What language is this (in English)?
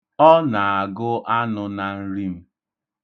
Igbo